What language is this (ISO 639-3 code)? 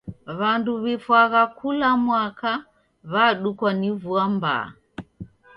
dav